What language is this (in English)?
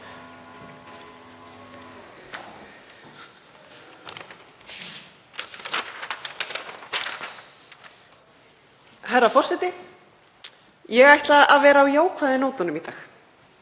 Icelandic